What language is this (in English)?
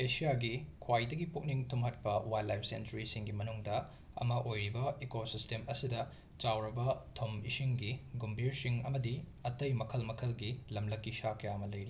Manipuri